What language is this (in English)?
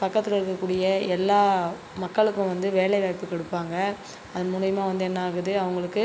Tamil